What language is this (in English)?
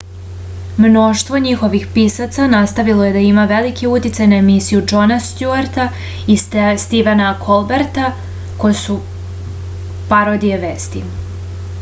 Serbian